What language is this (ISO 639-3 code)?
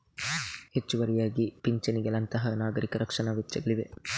kan